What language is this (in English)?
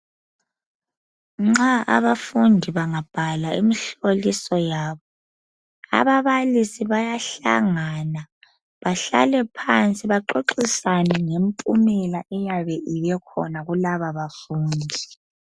North Ndebele